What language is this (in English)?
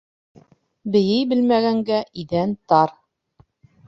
Bashkir